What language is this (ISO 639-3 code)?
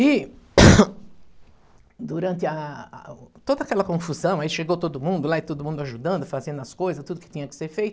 por